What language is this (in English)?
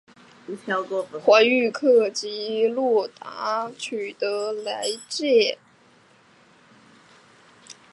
Chinese